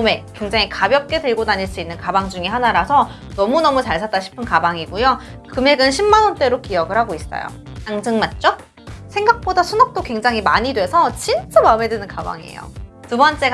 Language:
Korean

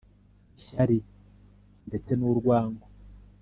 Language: Kinyarwanda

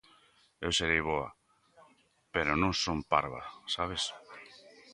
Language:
Galician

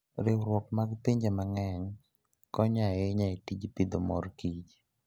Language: Luo (Kenya and Tanzania)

